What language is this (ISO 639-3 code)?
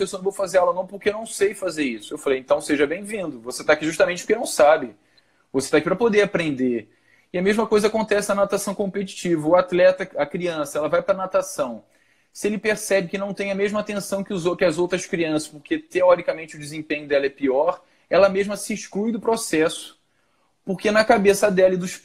por